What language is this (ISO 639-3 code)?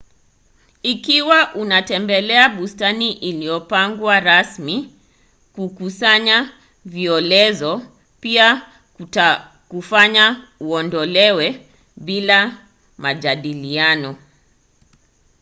swa